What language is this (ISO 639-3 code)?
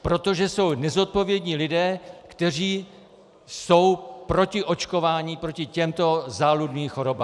ces